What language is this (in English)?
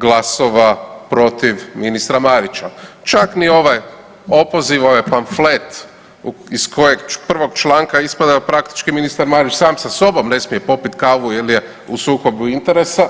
Croatian